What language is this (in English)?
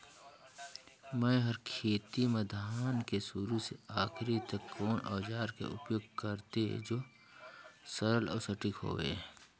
Chhattisgarhi